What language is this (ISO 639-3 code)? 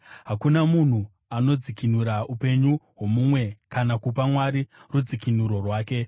sna